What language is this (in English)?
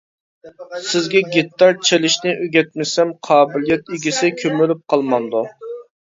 Uyghur